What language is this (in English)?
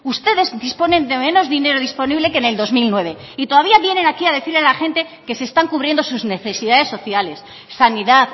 Spanish